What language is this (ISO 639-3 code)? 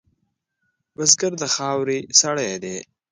pus